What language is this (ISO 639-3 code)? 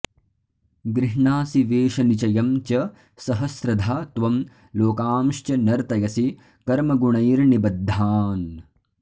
san